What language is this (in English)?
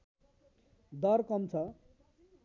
Nepali